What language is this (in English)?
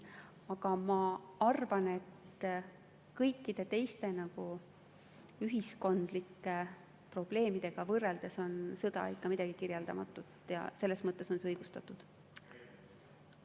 Estonian